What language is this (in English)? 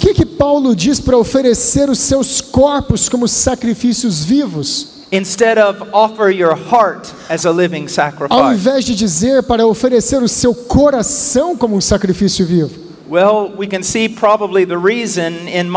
Portuguese